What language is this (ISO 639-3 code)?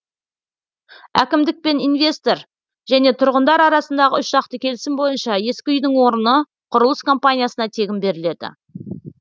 kaz